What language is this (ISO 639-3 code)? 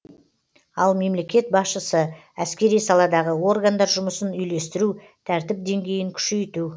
kaz